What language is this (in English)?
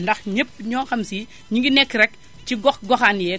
Wolof